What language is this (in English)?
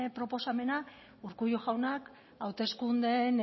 Basque